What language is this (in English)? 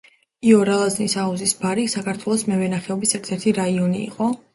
Georgian